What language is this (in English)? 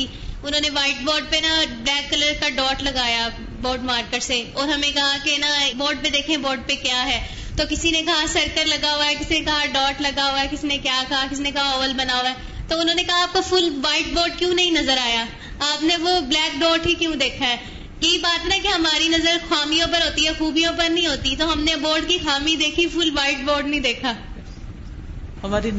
Urdu